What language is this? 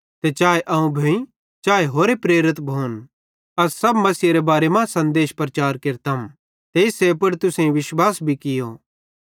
Bhadrawahi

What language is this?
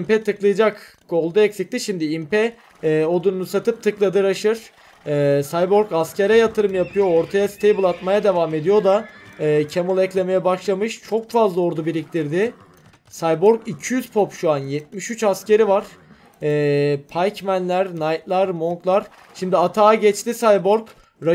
Turkish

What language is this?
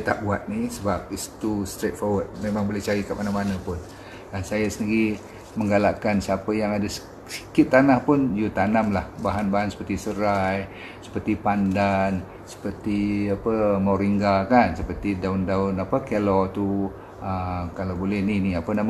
Malay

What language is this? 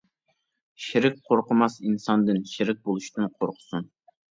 Uyghur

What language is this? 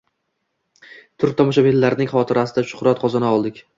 Uzbek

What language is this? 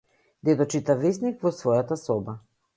Macedonian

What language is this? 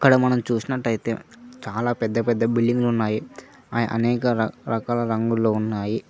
Telugu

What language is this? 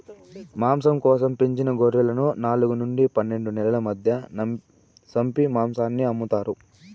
Telugu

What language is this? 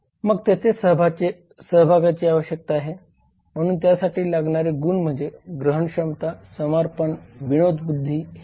Marathi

